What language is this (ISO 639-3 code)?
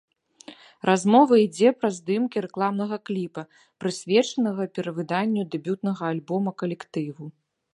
bel